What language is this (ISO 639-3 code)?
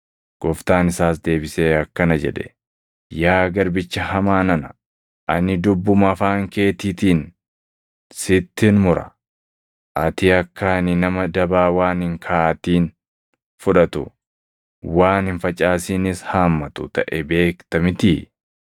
orm